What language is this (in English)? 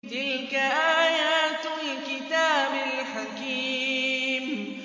Arabic